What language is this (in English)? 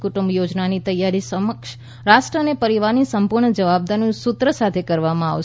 Gujarati